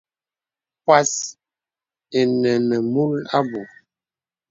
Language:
Bebele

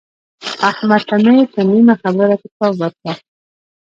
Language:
Pashto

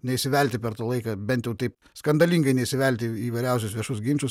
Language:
Lithuanian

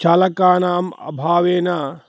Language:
Sanskrit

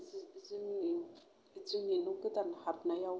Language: Bodo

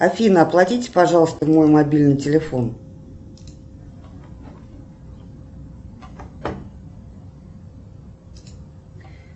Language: Russian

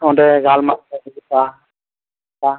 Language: Santali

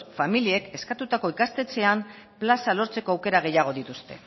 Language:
Basque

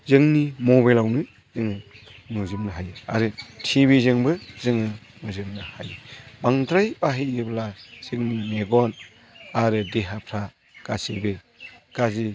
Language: Bodo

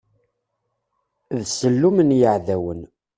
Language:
Kabyle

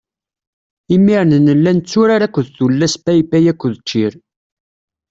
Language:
Kabyle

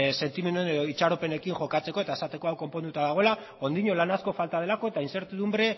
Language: Basque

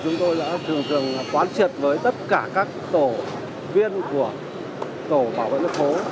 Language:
Vietnamese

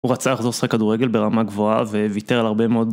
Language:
Hebrew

